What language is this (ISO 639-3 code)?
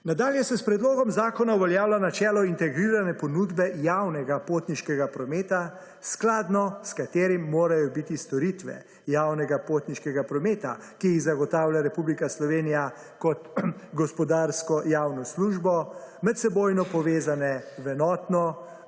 slv